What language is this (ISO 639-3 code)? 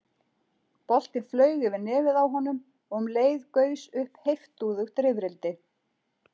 isl